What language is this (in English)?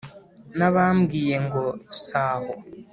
Kinyarwanda